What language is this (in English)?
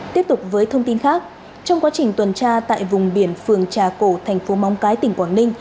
Vietnamese